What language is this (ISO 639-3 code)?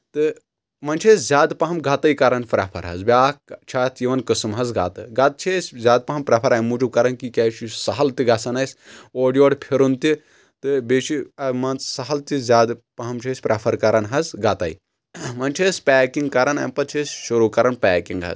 kas